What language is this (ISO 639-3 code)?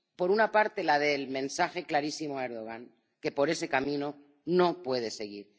spa